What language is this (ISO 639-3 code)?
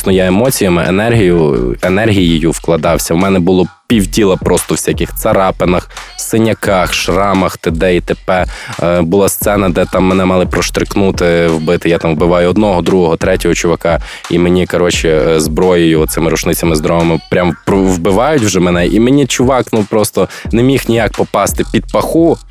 ukr